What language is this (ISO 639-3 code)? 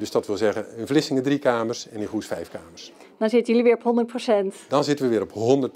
nld